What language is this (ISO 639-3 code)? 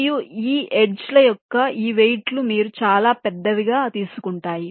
tel